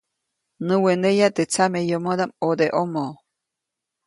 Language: Copainalá Zoque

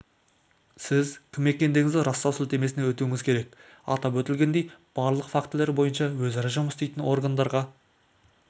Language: Kazakh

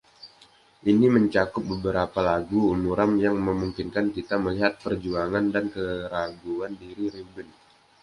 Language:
Indonesian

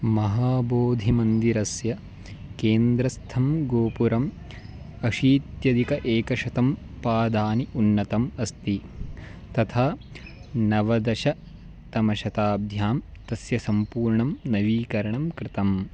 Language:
Sanskrit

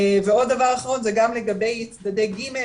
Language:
Hebrew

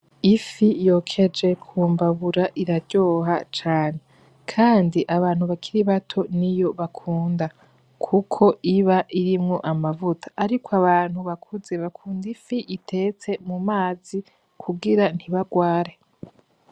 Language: Rundi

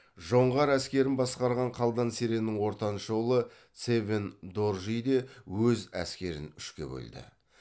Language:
Kazakh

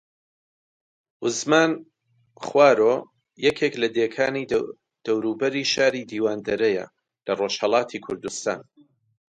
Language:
Central Kurdish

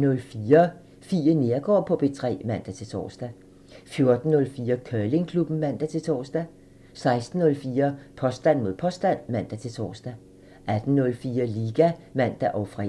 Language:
Danish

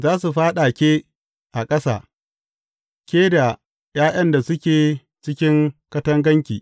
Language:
Hausa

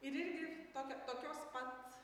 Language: Lithuanian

